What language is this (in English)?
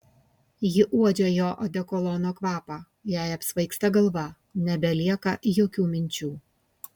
Lithuanian